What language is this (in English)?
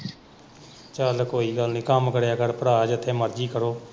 Punjabi